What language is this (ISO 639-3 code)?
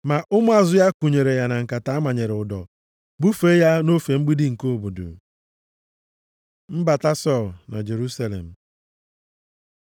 ibo